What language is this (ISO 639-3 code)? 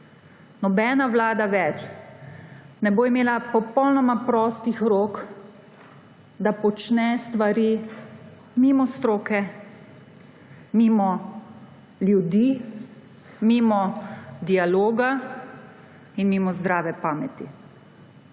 slv